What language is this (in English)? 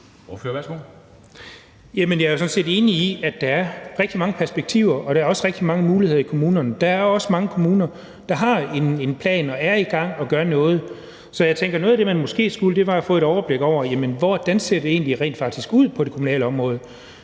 Danish